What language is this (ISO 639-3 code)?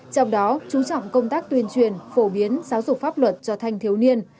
vie